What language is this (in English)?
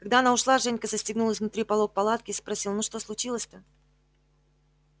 Russian